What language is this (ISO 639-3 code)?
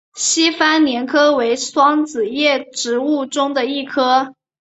zho